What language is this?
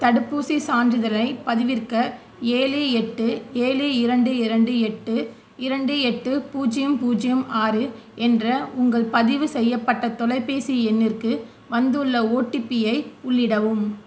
Tamil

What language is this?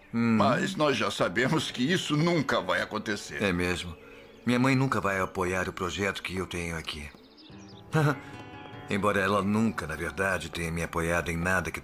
Portuguese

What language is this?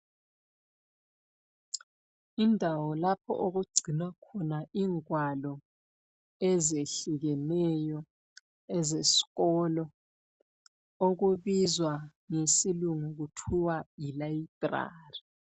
North Ndebele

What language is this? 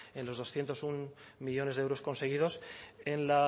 Spanish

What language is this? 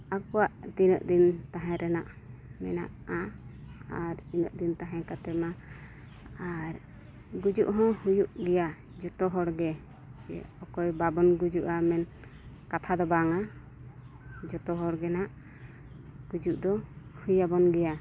Santali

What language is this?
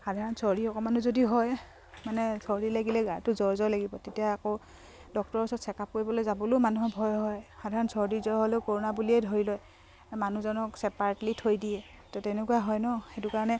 Assamese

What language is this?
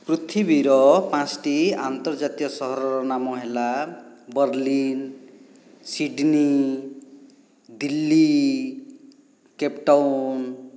Odia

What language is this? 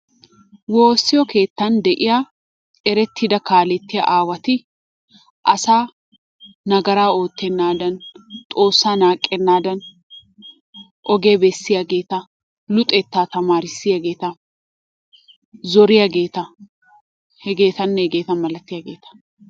Wolaytta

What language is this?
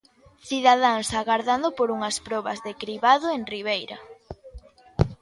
Galician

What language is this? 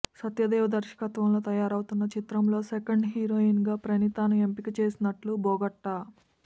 Telugu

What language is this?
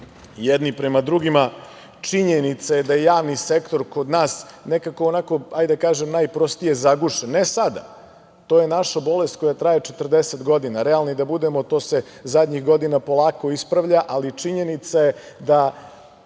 Serbian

